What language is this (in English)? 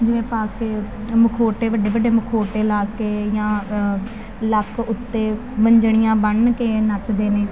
Punjabi